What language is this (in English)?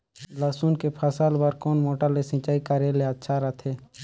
Chhattisgarhi